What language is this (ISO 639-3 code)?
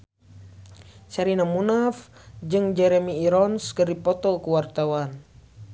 sun